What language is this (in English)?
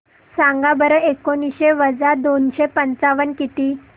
Marathi